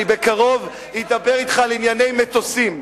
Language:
Hebrew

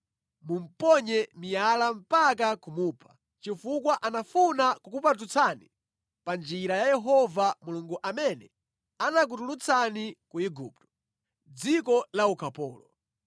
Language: Nyanja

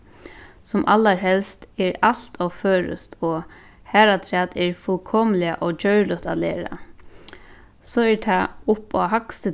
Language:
Faroese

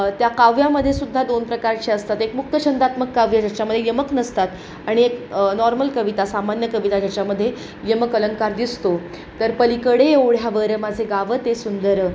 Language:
Marathi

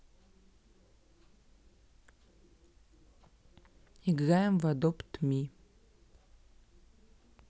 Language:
Russian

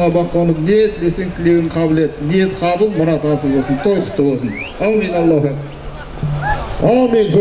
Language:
Turkish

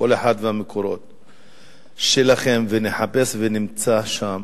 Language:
Hebrew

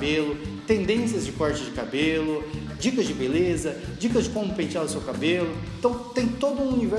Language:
Portuguese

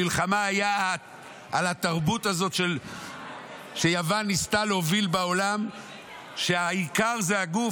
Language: Hebrew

